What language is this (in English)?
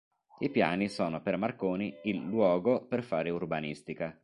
Italian